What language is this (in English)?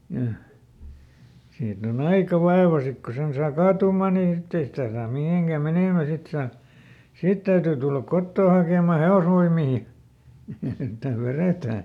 Finnish